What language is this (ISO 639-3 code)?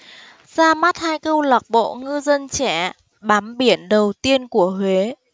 vie